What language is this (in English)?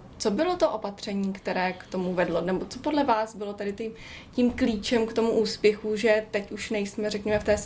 Czech